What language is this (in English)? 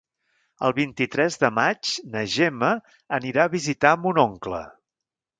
Catalan